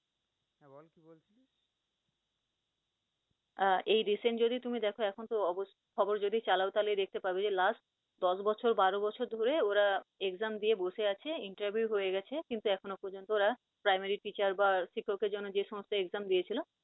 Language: Bangla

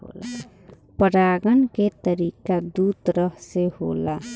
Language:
Bhojpuri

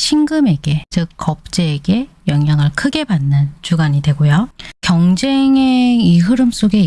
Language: Korean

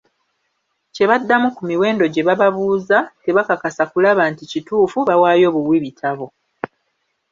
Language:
Ganda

